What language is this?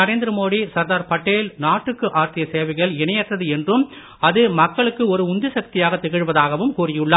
Tamil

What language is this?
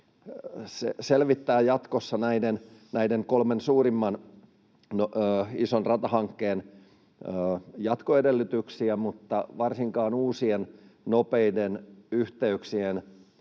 Finnish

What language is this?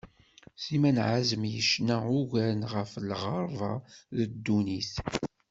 Kabyle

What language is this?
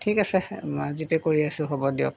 Assamese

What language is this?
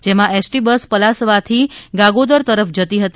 Gujarati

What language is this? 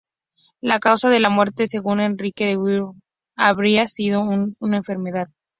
Spanish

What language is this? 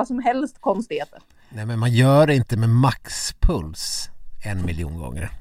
Swedish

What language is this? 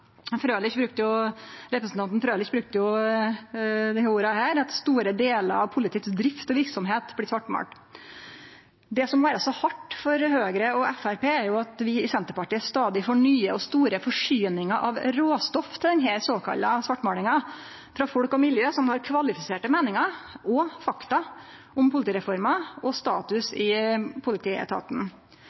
Norwegian Nynorsk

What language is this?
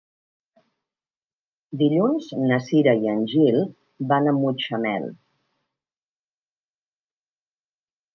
Catalan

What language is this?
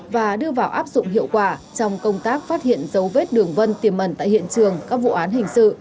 Vietnamese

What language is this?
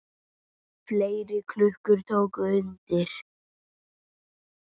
Icelandic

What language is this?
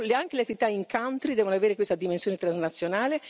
Italian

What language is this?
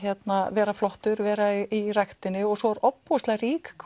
Icelandic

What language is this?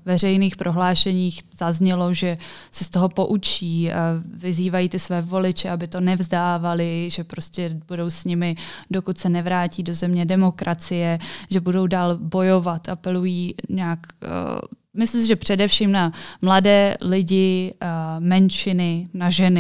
Czech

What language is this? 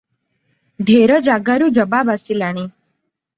Odia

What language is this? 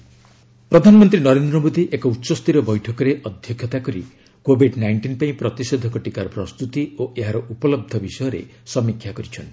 Odia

